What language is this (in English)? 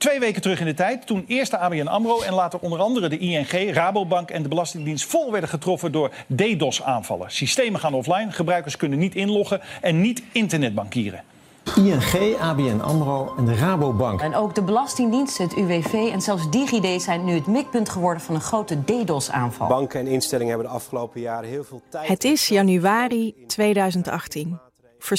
Dutch